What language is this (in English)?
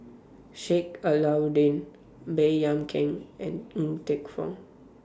English